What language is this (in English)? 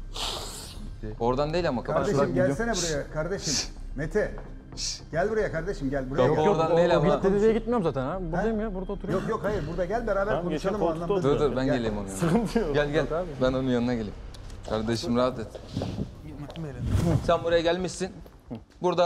Turkish